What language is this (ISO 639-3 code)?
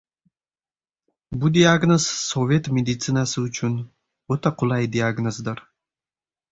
uzb